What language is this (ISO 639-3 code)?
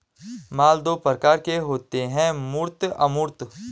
hin